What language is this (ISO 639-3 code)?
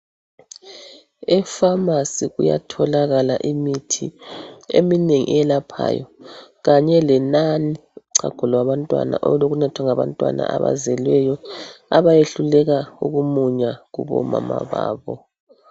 nde